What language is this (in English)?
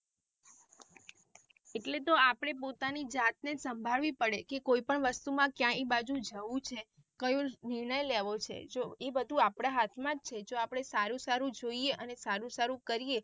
Gujarati